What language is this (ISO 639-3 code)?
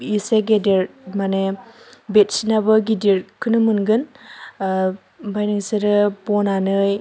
brx